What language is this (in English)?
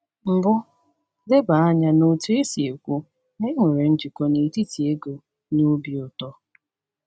Igbo